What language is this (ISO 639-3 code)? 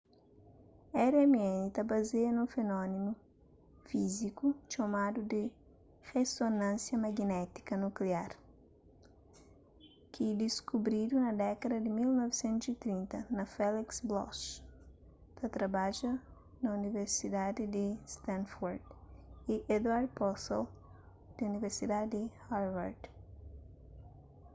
kea